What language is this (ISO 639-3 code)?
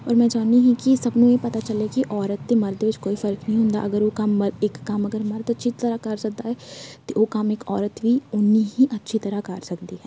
pan